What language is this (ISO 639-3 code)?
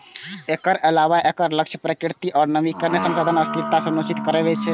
mai